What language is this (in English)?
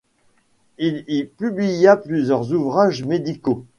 French